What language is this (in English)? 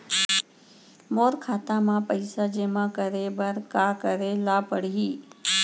Chhattisgarhi